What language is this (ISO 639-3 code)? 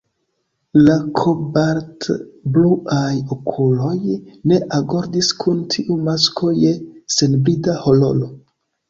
epo